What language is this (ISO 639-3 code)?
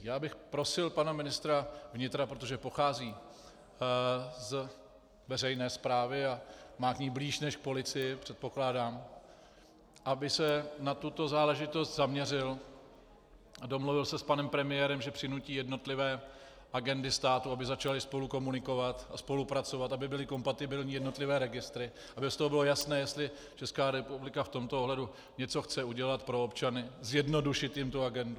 ces